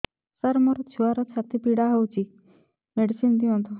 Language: Odia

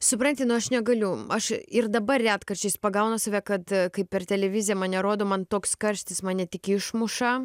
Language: Lithuanian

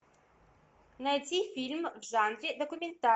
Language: Russian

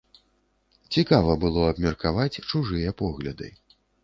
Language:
Belarusian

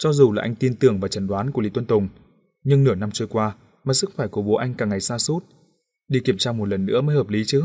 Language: Vietnamese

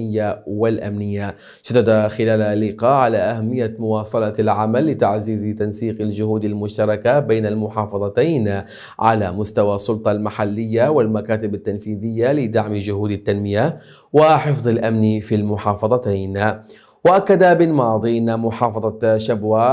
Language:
Arabic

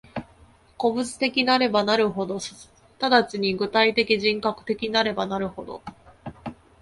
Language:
Japanese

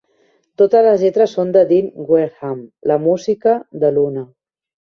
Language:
Catalan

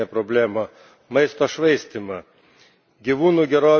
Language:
Lithuanian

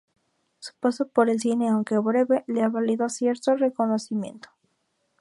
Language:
Spanish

